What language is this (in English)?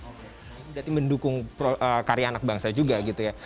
Indonesian